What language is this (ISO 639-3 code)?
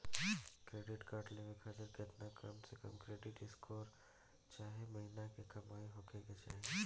bho